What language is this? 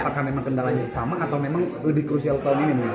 Indonesian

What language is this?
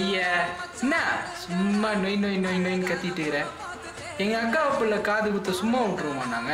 Arabic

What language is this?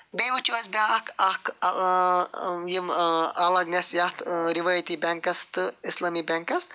Kashmiri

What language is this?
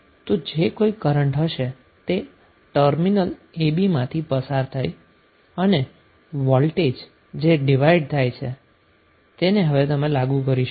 Gujarati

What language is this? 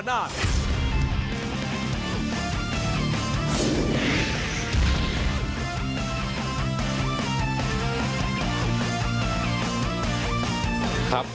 Thai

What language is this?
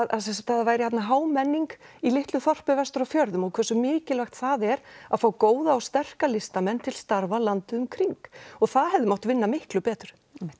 Icelandic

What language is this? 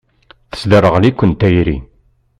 Kabyle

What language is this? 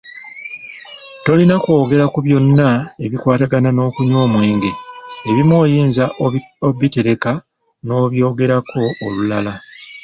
Ganda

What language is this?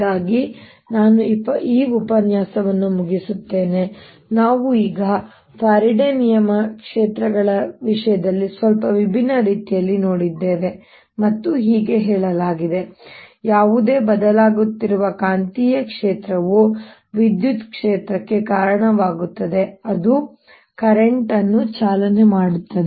Kannada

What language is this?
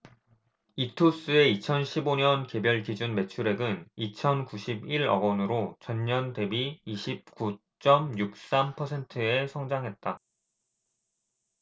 Korean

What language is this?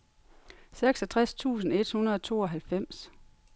Danish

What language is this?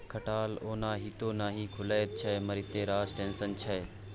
Maithili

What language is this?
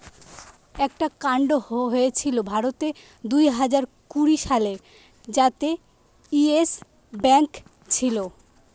Bangla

